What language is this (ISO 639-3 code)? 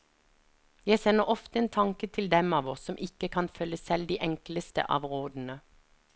nor